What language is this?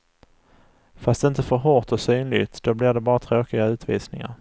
Swedish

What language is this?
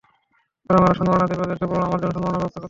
Bangla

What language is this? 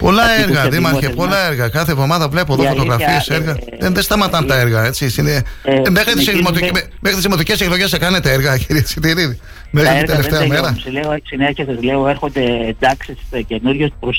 Greek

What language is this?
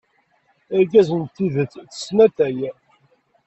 Kabyle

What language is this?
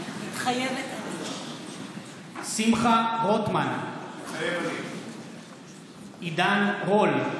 Hebrew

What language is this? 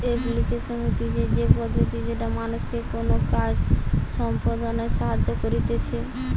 Bangla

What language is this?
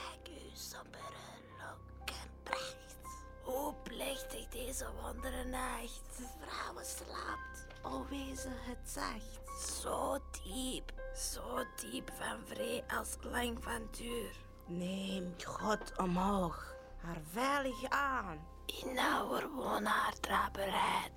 Dutch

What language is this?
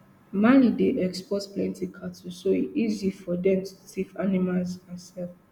Nigerian Pidgin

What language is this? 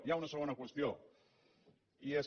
Catalan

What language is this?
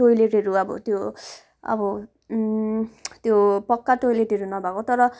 Nepali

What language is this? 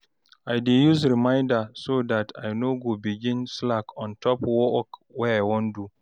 Nigerian Pidgin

